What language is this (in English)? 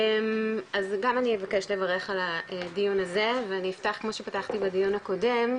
Hebrew